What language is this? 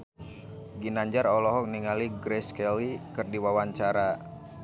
Sundanese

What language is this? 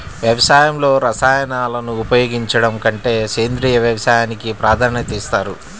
Telugu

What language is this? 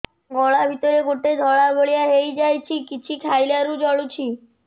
Odia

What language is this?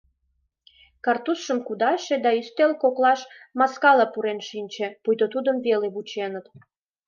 Mari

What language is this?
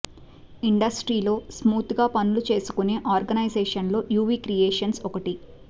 Telugu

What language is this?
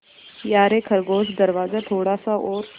Hindi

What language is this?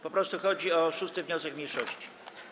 Polish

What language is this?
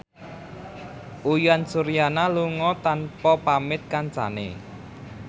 Javanese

